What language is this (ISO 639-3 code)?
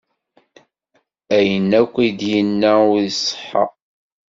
kab